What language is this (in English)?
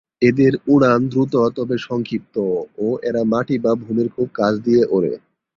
Bangla